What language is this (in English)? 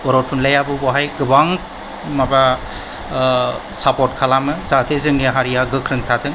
Bodo